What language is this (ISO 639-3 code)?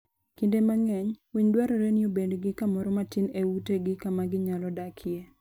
luo